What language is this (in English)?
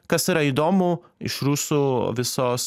Lithuanian